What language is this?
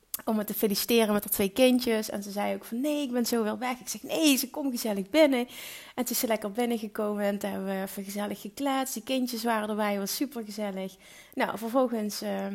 Dutch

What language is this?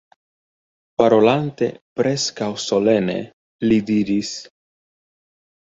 Esperanto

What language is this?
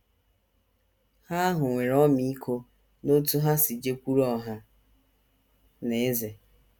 Igbo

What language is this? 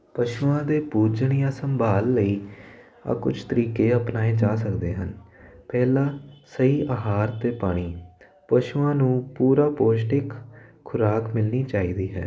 Punjabi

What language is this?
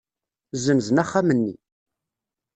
Kabyle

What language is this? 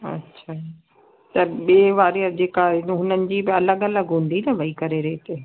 Sindhi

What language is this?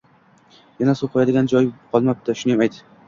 Uzbek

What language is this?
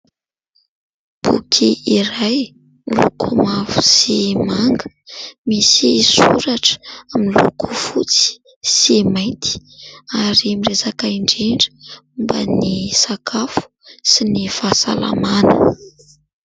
Malagasy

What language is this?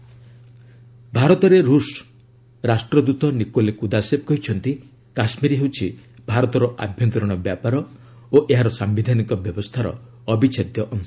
Odia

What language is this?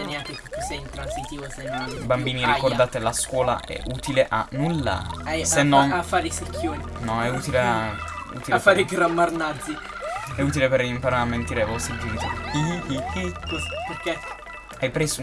Italian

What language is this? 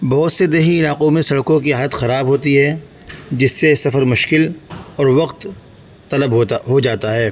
Urdu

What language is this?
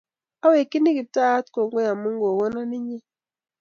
Kalenjin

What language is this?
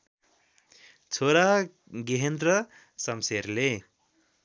Nepali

